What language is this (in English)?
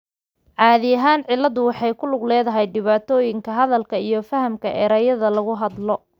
Somali